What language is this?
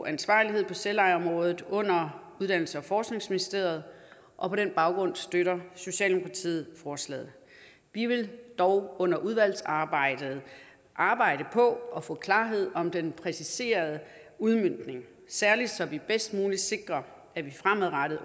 Danish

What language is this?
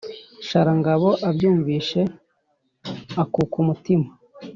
Kinyarwanda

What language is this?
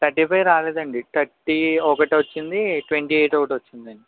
Telugu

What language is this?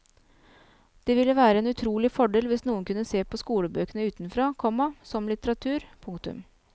Norwegian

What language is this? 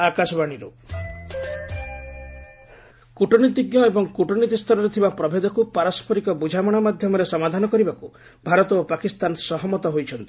Odia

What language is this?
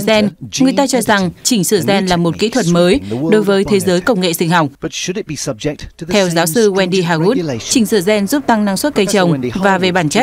Vietnamese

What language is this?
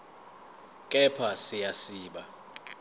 Zulu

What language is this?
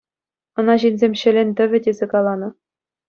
Chuvash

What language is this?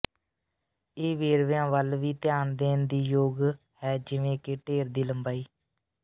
Punjabi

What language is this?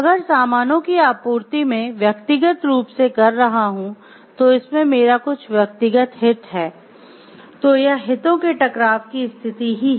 Hindi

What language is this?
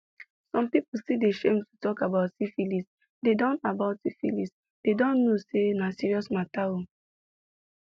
Nigerian Pidgin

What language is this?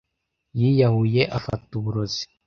Kinyarwanda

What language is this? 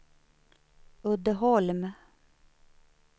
Swedish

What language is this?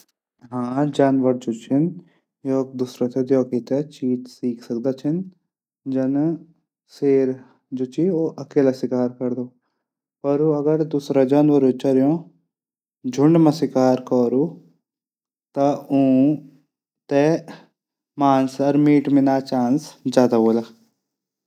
Garhwali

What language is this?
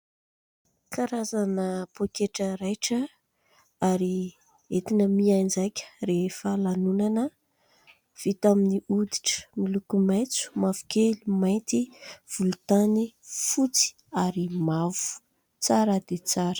Malagasy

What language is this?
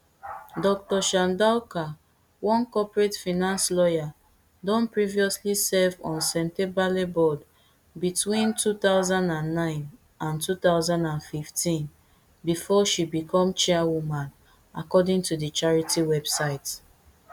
Nigerian Pidgin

